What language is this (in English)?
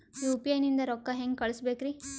Kannada